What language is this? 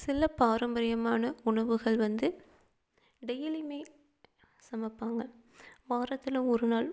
Tamil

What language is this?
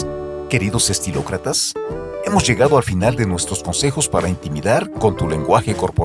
Spanish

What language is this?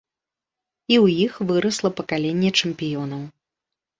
Belarusian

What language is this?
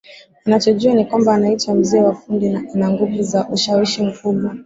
Swahili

